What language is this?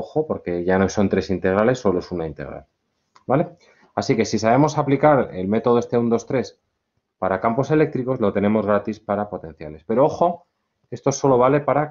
Spanish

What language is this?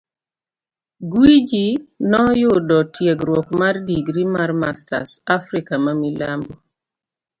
Luo (Kenya and Tanzania)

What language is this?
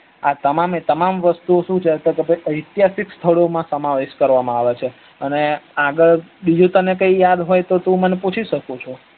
Gujarati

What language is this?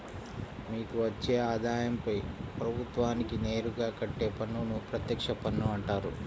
Telugu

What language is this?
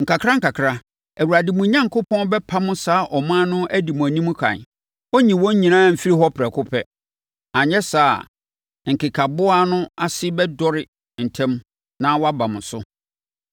Akan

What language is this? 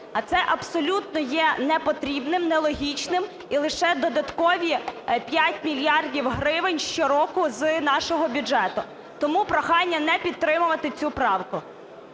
Ukrainian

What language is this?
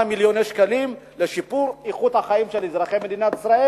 Hebrew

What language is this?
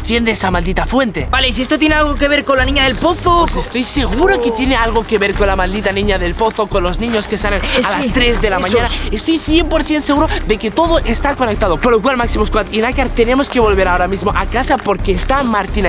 Spanish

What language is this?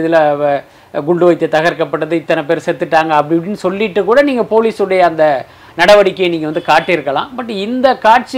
Tamil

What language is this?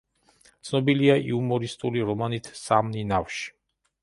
Georgian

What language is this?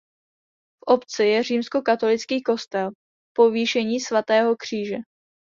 Czech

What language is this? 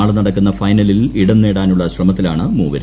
Malayalam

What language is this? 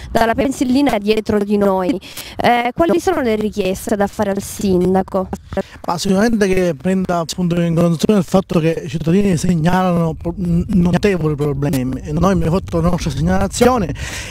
Italian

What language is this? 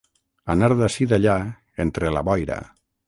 Catalan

